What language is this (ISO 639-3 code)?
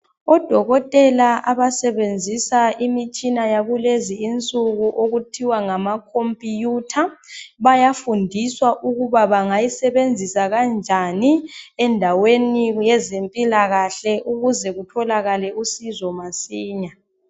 nde